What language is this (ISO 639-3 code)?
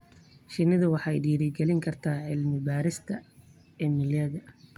som